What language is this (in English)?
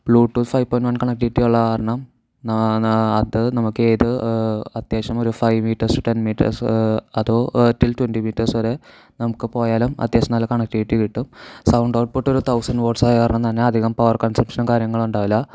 Malayalam